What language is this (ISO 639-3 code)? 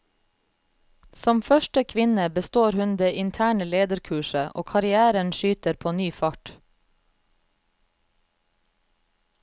nor